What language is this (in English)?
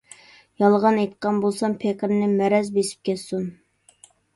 Uyghur